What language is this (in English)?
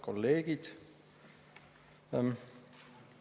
Estonian